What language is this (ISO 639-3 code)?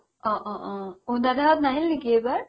asm